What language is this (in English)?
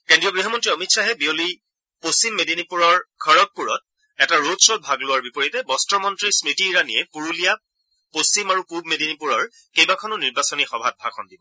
Assamese